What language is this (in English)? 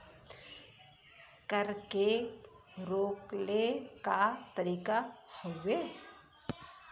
Bhojpuri